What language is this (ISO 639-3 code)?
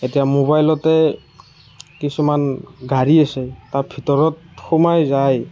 asm